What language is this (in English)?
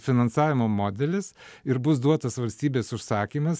Lithuanian